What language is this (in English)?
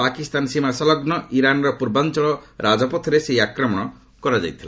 Odia